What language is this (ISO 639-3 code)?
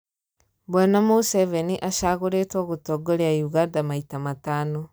kik